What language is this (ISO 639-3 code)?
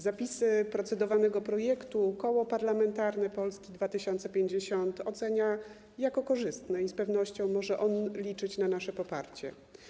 pol